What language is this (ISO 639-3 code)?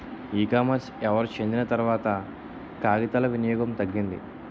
tel